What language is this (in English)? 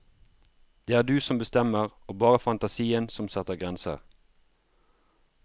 Norwegian